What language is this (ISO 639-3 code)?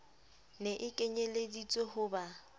sot